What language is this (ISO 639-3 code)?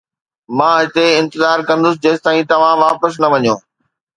snd